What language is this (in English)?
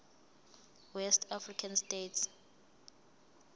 Zulu